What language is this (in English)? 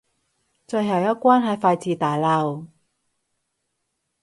Cantonese